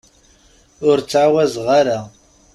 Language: Kabyle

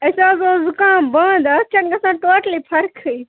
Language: Kashmiri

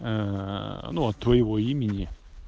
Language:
Russian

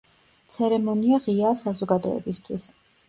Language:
Georgian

